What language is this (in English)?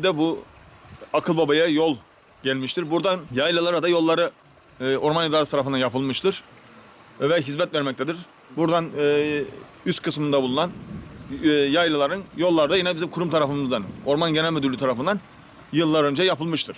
Turkish